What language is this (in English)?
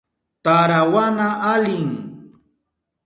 Southern Pastaza Quechua